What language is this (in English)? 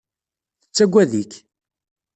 Kabyle